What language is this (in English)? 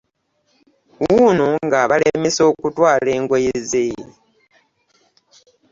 Ganda